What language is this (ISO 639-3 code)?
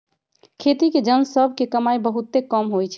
mag